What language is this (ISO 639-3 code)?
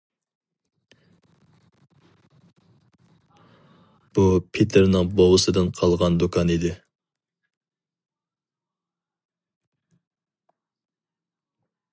uig